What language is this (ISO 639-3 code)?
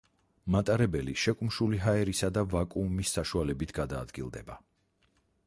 kat